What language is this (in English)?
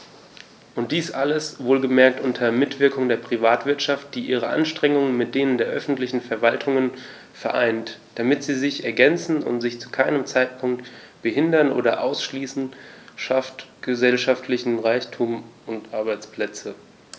German